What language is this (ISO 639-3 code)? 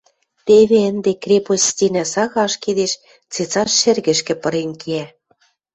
mrj